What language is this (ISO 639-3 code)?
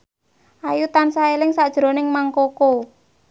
jav